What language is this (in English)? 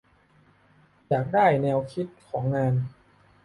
Thai